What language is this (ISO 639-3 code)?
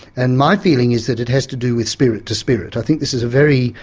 eng